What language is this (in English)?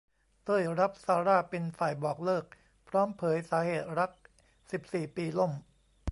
Thai